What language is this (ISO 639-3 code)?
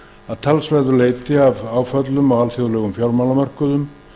isl